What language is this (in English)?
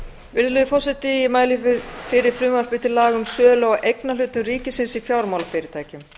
Icelandic